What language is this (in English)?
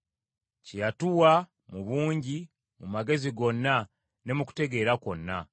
Ganda